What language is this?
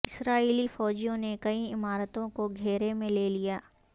Urdu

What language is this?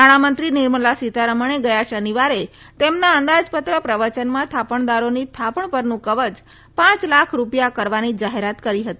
Gujarati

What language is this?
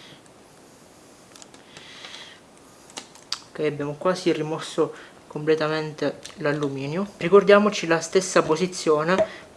Italian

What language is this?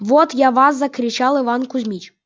Russian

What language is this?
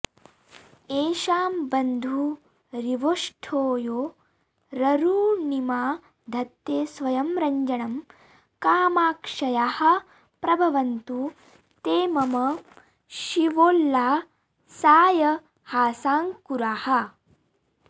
Sanskrit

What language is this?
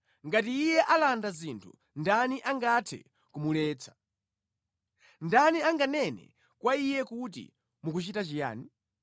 Nyanja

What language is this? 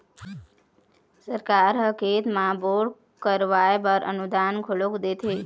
Chhattisgarhi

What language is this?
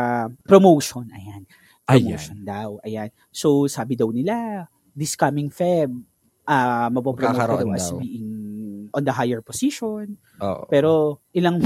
Filipino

